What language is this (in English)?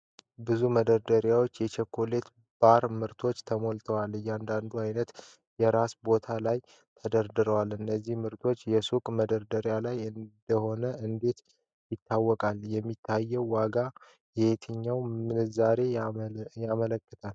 Amharic